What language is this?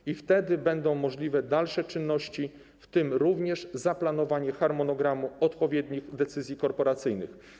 Polish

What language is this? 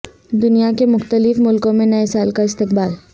Urdu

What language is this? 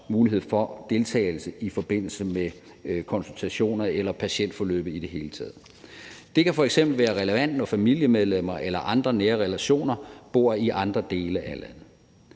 Danish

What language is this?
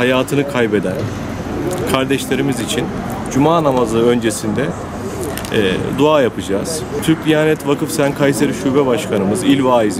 Turkish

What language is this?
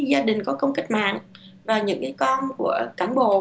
Vietnamese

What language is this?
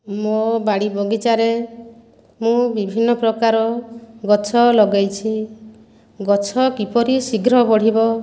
Odia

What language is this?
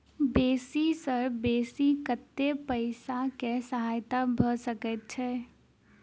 Maithili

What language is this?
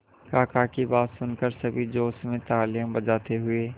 Hindi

